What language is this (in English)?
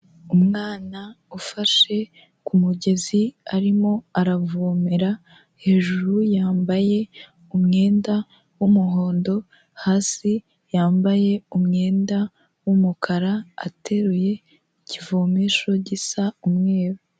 Kinyarwanda